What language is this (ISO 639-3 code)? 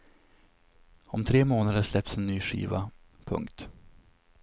swe